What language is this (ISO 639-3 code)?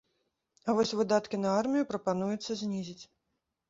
bel